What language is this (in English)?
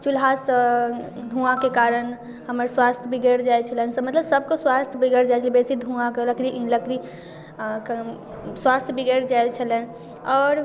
Maithili